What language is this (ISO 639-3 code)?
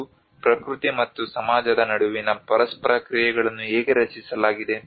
kan